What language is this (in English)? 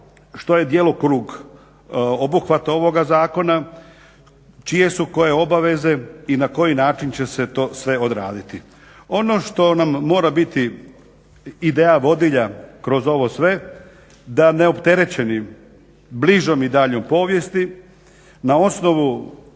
Croatian